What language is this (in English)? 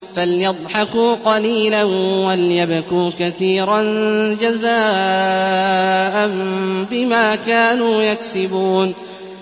Arabic